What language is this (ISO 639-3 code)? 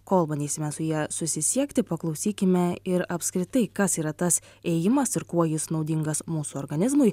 lit